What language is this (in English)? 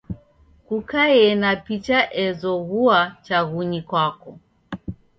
Taita